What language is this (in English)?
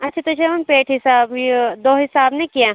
Kashmiri